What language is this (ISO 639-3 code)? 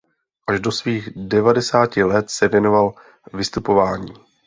ces